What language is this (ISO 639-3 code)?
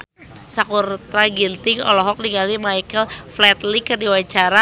sun